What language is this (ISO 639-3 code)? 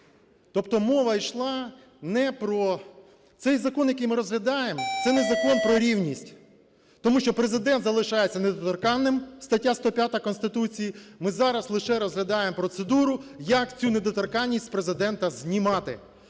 ukr